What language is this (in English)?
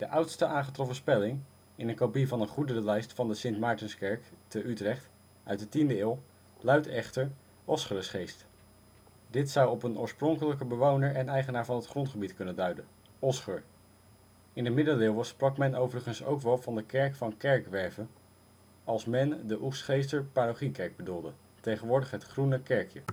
Dutch